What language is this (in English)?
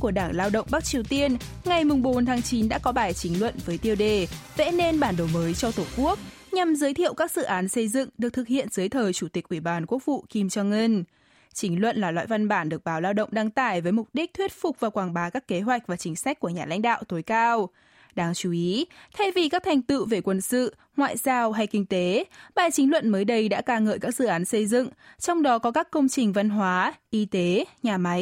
Vietnamese